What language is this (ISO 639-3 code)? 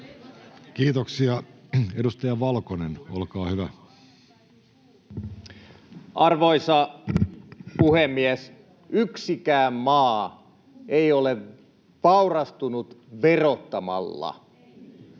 fin